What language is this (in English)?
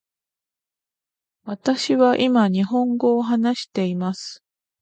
Japanese